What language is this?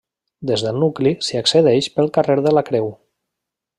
Catalan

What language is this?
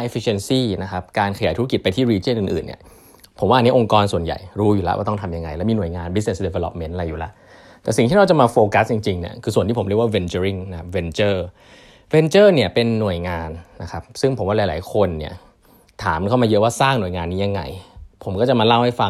Thai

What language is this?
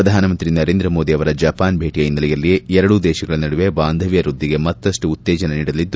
Kannada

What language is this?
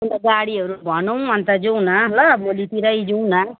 Nepali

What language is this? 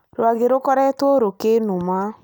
Kikuyu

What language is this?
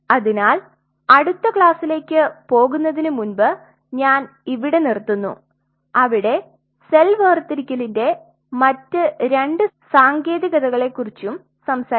Malayalam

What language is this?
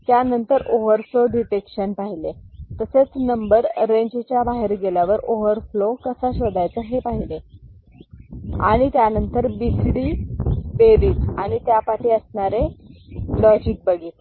Marathi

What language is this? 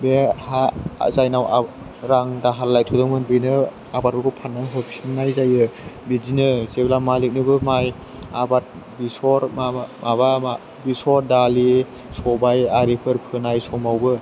Bodo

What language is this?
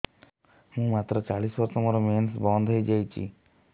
Odia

